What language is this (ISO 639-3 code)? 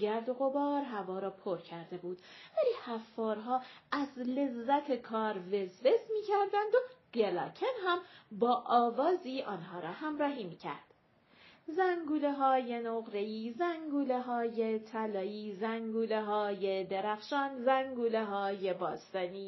fas